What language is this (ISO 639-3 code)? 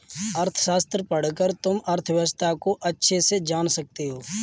hin